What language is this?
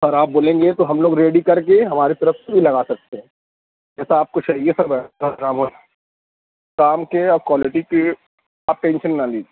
Urdu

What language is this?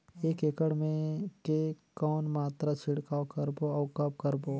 Chhattisgarhi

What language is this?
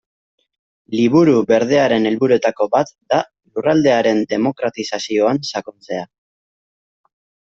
Basque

